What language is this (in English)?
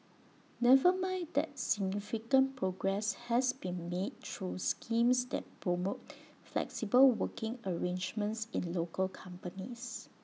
English